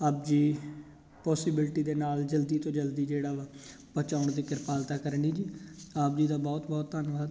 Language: Punjabi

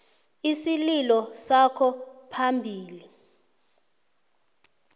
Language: South Ndebele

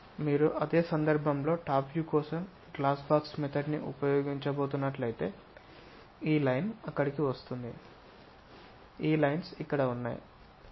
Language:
Telugu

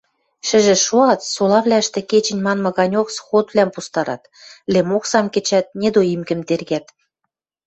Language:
Western Mari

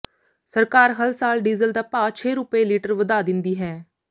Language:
Punjabi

